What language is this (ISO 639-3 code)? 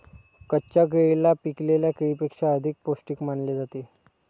mar